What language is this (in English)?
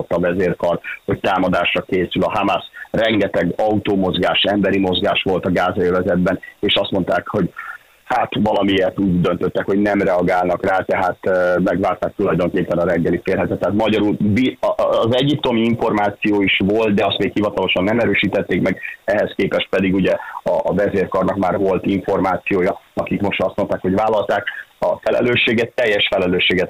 Hungarian